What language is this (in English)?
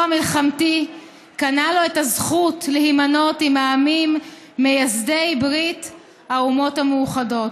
Hebrew